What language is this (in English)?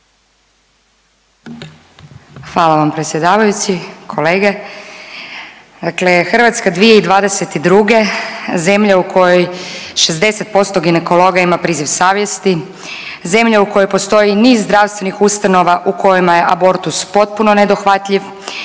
Croatian